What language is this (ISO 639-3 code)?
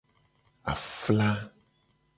gej